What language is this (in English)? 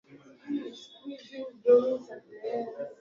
Swahili